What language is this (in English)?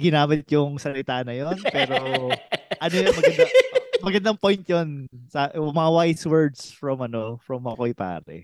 Filipino